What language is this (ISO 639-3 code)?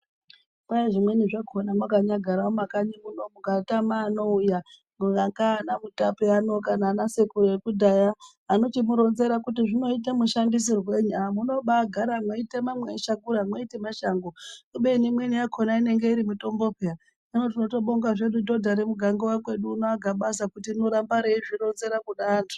ndc